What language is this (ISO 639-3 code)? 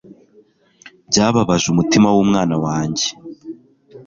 kin